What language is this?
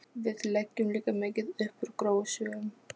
Icelandic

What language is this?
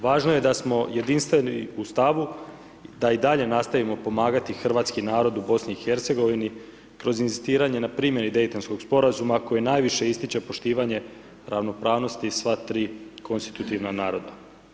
Croatian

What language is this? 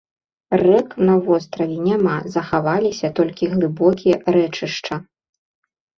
Belarusian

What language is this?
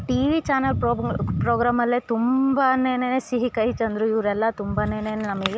Kannada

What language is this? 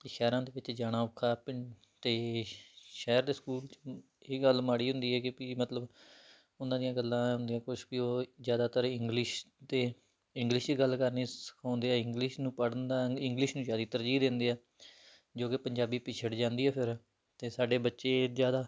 Punjabi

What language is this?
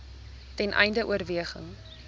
Afrikaans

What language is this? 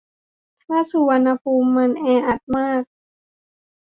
Thai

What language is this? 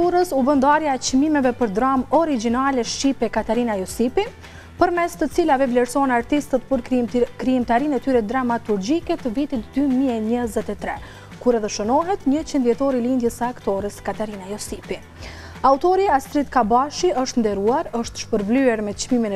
Romanian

